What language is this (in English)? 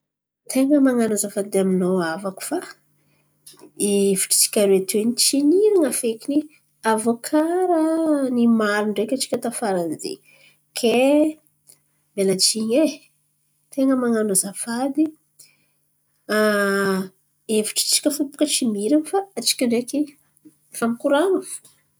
Antankarana Malagasy